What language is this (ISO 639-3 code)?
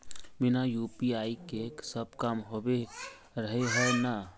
mag